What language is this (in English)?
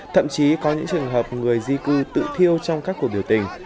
Vietnamese